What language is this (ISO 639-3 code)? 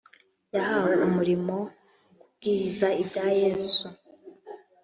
kin